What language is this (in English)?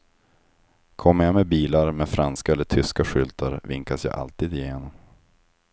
Swedish